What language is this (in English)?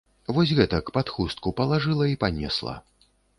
Belarusian